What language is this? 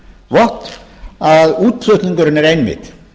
Icelandic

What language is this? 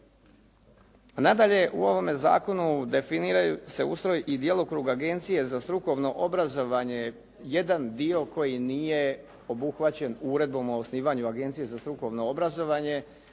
Croatian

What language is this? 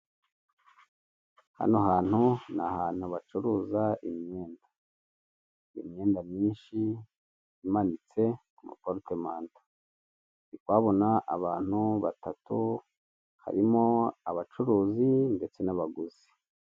Kinyarwanda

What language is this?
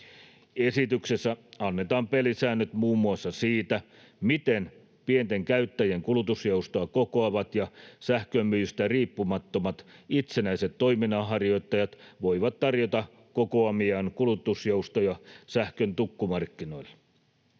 Finnish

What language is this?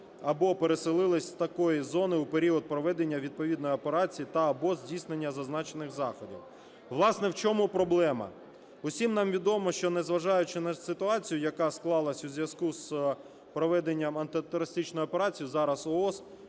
Ukrainian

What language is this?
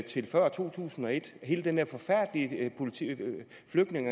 Danish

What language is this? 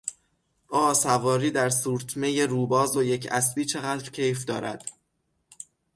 Persian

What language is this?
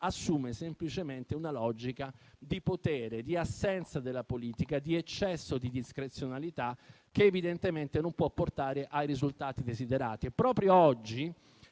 Italian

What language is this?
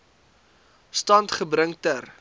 Afrikaans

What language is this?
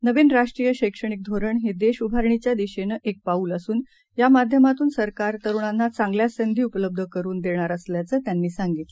Marathi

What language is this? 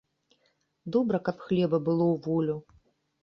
Belarusian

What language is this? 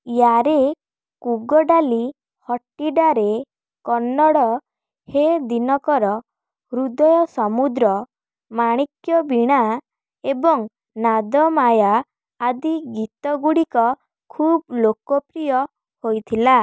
Odia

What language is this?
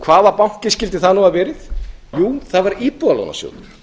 Icelandic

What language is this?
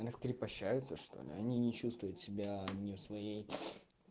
Russian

